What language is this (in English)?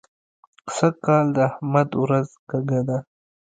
Pashto